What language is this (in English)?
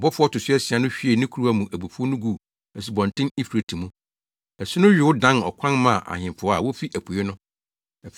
Akan